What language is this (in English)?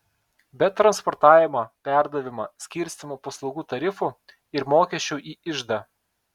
Lithuanian